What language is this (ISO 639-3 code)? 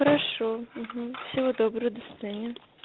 rus